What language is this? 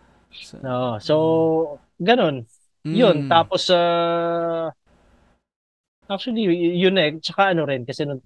Filipino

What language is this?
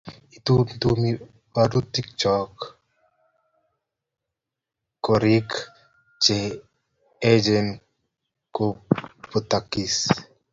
Kalenjin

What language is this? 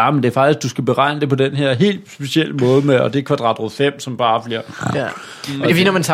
Danish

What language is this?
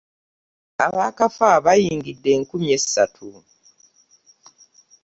Ganda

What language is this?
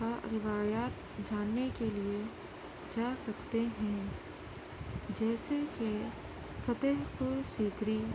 Urdu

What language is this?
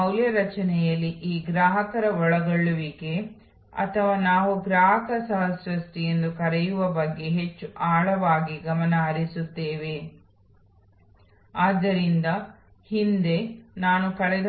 Kannada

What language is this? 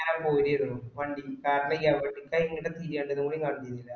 Malayalam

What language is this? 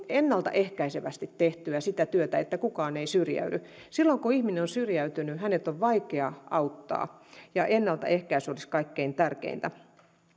Finnish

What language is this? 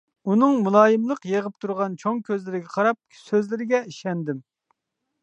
Uyghur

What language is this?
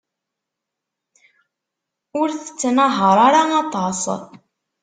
Kabyle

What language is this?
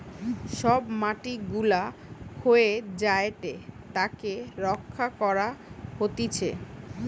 Bangla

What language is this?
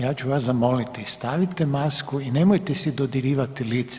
Croatian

